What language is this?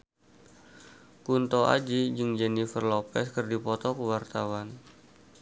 Sundanese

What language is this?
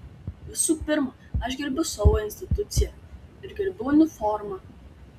Lithuanian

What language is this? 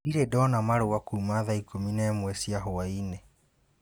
Kikuyu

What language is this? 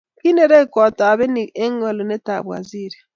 Kalenjin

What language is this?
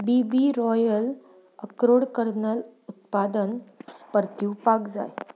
Konkani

